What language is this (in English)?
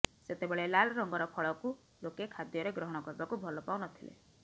Odia